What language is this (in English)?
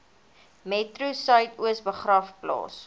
Afrikaans